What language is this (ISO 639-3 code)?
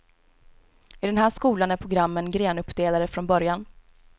swe